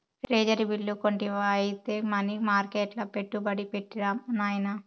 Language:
Telugu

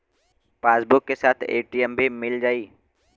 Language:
Bhojpuri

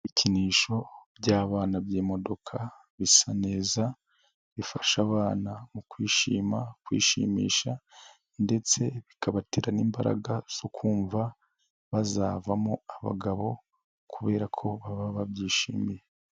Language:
Kinyarwanda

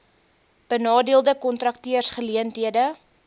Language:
Afrikaans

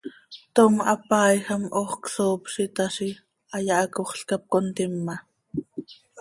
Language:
Seri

